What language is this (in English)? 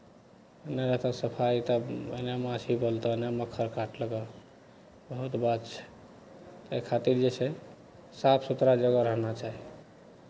Maithili